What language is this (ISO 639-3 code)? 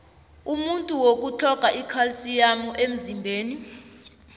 nbl